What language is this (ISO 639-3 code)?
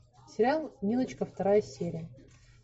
rus